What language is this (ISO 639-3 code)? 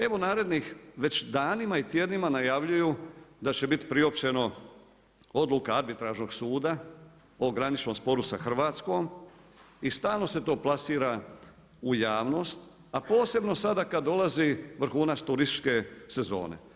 hrv